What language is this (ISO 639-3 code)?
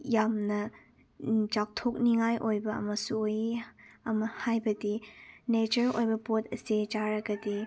mni